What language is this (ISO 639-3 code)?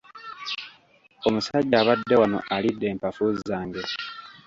lug